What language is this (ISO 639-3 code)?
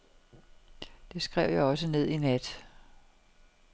dan